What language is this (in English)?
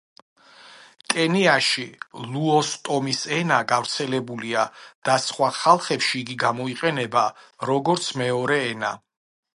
Georgian